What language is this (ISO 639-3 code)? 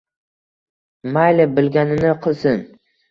uzb